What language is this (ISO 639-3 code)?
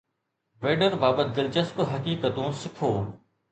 snd